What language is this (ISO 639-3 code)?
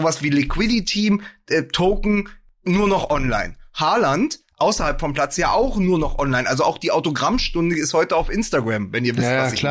deu